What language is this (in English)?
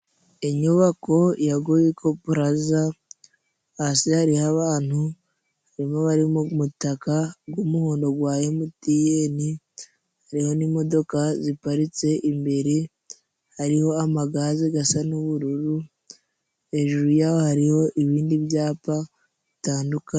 Kinyarwanda